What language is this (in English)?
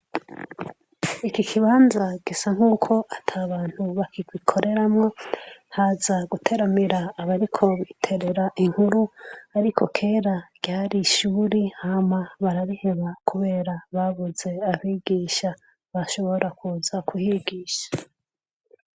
Rundi